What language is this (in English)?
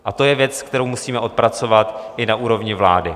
Czech